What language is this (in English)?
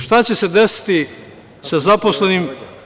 Serbian